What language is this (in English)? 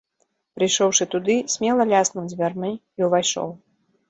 Belarusian